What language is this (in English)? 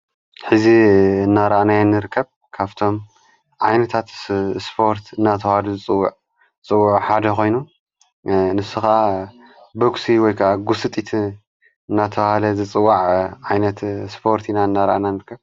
Tigrinya